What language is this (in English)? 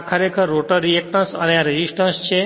Gujarati